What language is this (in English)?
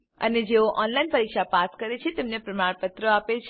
Gujarati